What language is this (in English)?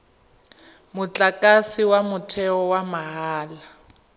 Tswana